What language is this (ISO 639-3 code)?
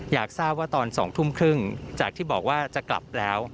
tha